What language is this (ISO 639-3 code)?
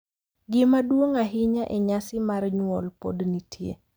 luo